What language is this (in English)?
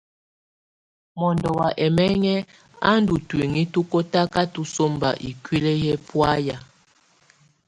Tunen